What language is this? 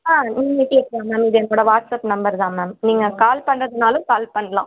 Tamil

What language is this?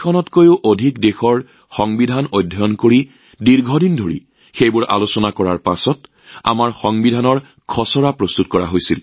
Assamese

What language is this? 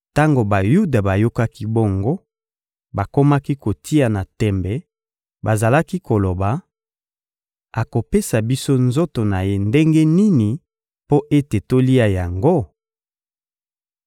Lingala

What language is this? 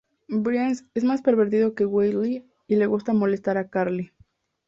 Spanish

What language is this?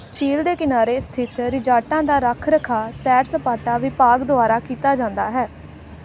Punjabi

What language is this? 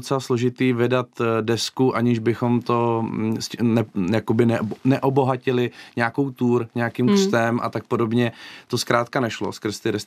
Czech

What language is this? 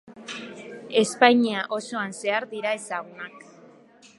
Basque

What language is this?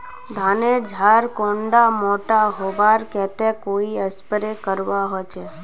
Magahi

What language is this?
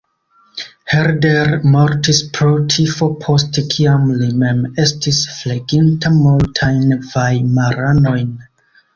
Esperanto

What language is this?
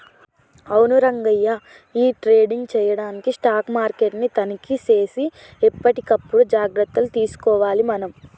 Telugu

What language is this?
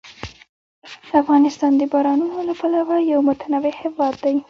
Pashto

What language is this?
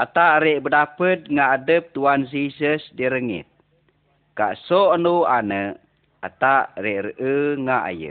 Malay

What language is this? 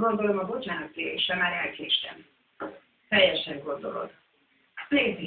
Hungarian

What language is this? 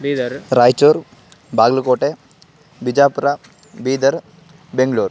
Sanskrit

